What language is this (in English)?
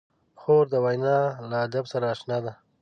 Pashto